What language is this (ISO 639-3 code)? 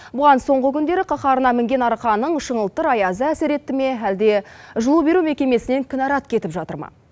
kaz